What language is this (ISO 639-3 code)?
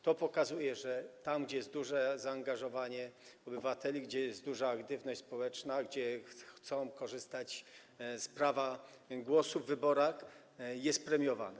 pol